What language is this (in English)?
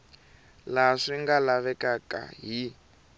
Tsonga